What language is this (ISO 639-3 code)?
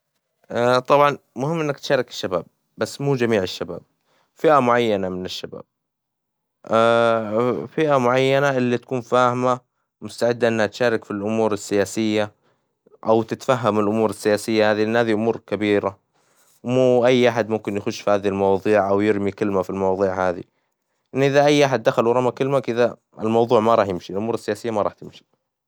acw